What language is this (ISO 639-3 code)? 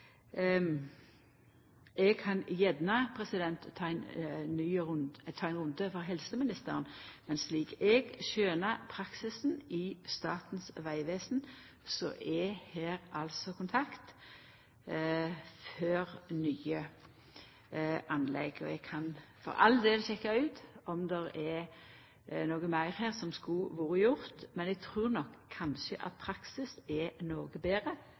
nno